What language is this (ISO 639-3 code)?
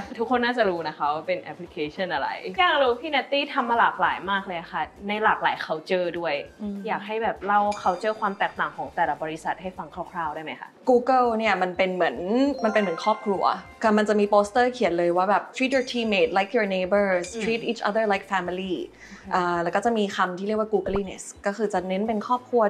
tha